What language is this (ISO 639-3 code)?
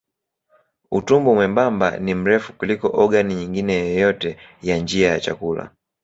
swa